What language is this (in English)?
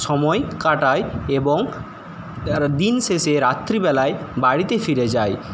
Bangla